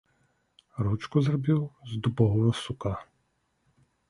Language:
Belarusian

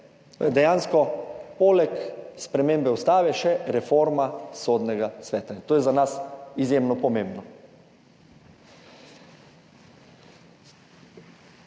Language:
Slovenian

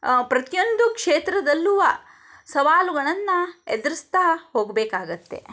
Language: Kannada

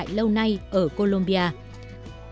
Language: Vietnamese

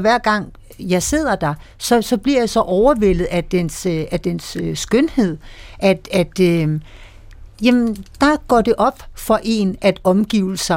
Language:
Danish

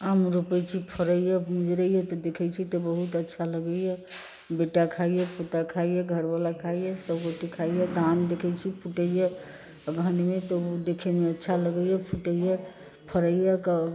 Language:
Maithili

